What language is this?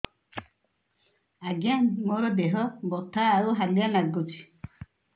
Odia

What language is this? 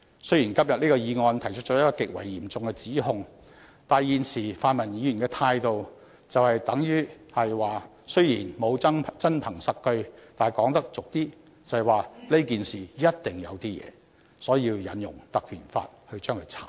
Cantonese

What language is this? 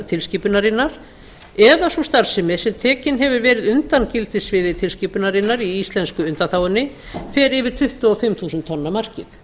Icelandic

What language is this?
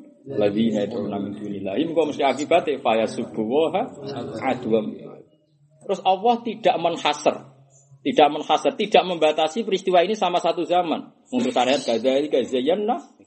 Indonesian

